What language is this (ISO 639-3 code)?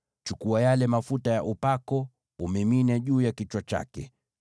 swa